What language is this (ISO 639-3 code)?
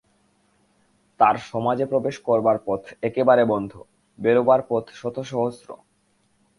ben